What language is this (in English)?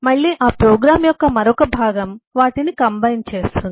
Telugu